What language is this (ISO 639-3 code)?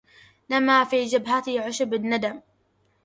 ara